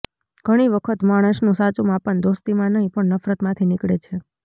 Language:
Gujarati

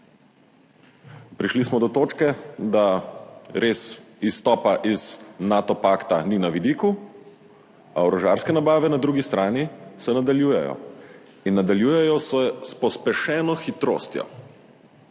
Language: Slovenian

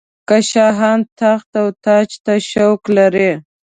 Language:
Pashto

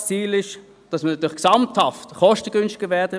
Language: Swiss German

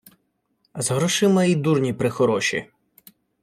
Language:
Ukrainian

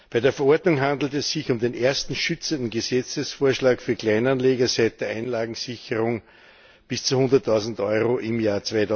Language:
German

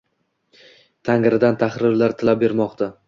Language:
Uzbek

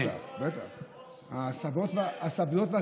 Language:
Hebrew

